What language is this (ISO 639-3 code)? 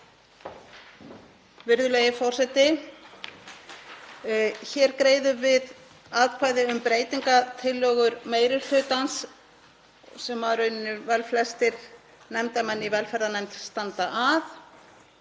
isl